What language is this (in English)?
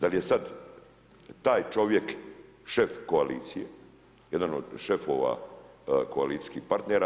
Croatian